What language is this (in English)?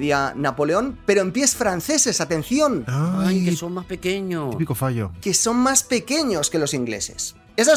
Spanish